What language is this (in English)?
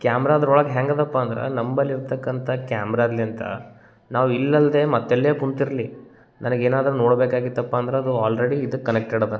Kannada